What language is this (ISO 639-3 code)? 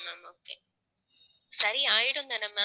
tam